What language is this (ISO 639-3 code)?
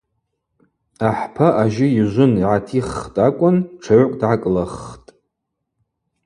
abq